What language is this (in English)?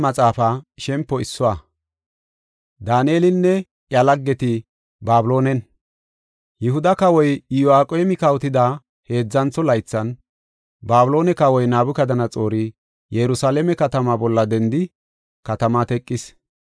Gofa